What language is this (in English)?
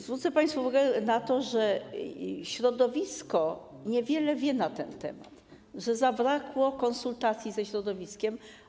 Polish